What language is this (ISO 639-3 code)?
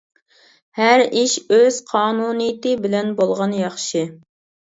uig